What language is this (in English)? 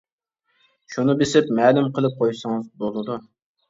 Uyghur